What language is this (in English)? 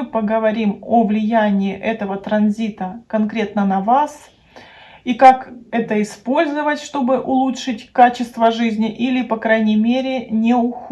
Russian